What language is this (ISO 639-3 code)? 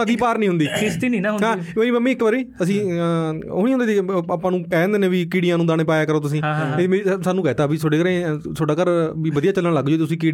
pan